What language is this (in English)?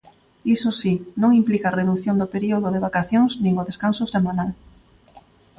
Galician